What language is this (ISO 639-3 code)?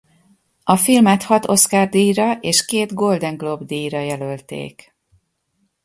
hun